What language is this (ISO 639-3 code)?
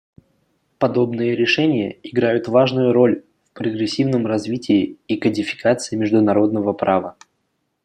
rus